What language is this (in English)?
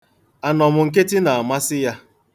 Igbo